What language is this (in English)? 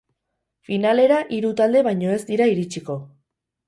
Basque